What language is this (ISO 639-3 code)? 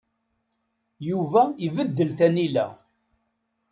kab